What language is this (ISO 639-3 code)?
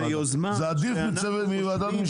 heb